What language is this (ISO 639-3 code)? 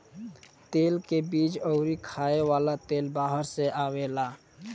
bho